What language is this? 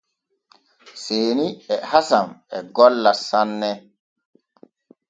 Borgu Fulfulde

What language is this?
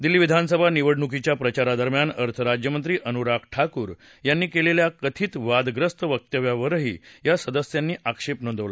Marathi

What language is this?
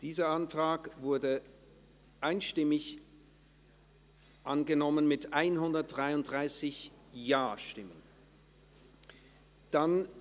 Swiss German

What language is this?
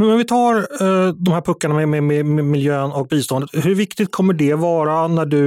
Swedish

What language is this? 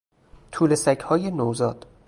Persian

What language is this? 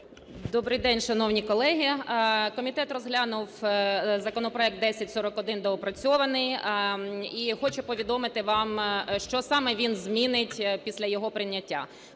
Ukrainian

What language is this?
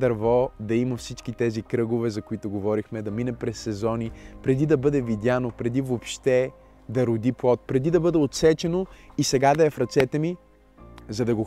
Bulgarian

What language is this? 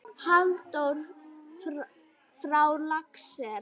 Icelandic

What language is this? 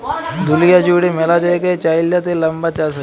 Bangla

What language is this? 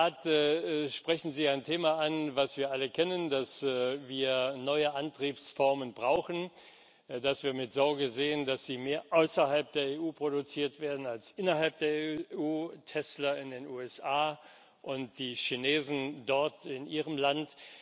German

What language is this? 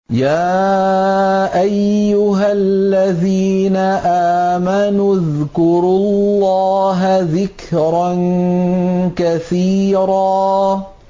Arabic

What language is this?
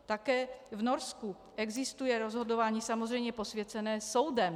Czech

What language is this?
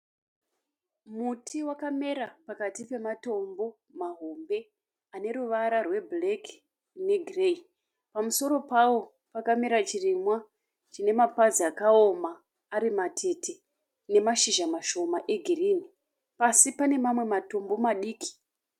Shona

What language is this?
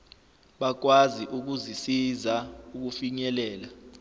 Zulu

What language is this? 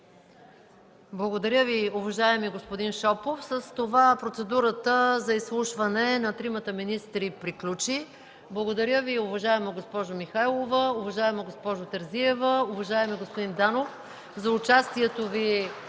Bulgarian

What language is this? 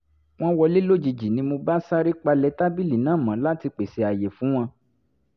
Yoruba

